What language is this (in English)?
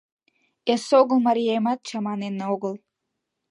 Mari